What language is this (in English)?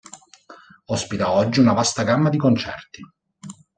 Italian